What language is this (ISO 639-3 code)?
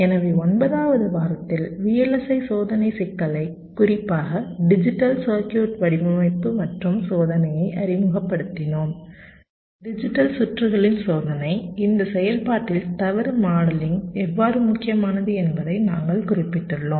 tam